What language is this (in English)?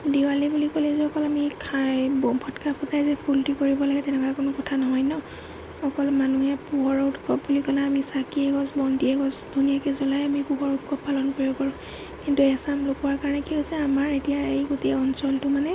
Assamese